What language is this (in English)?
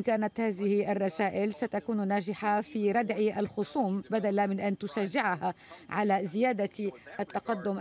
Arabic